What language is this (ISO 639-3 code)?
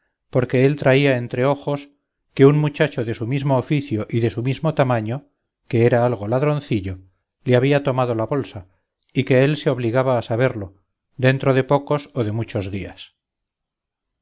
spa